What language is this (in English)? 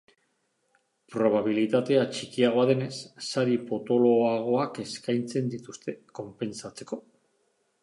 Basque